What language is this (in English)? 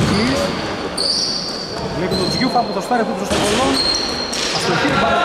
Greek